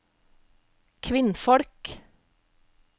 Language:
Norwegian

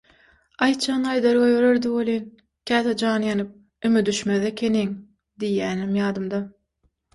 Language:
Turkmen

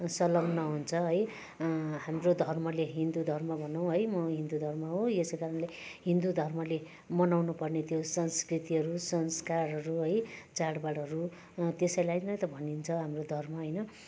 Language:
Nepali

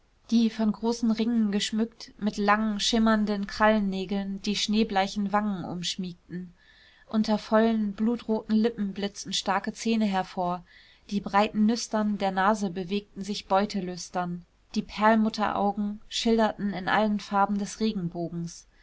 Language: German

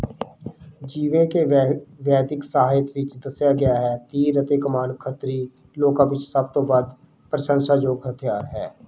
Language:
Punjabi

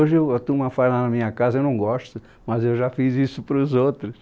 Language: Portuguese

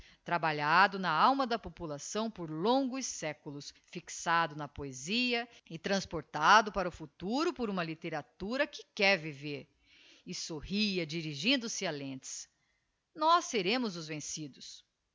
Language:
Portuguese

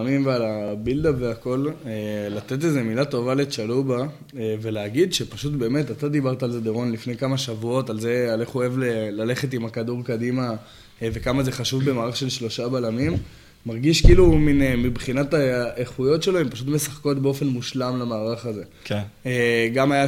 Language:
Hebrew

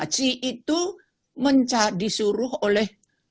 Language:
Indonesian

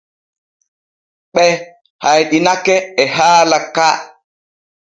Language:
Borgu Fulfulde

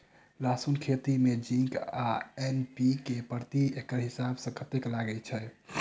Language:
Maithili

